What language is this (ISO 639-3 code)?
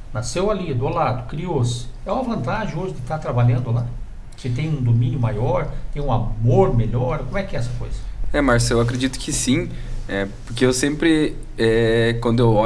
por